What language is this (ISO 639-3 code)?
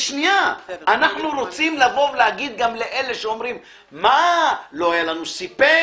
heb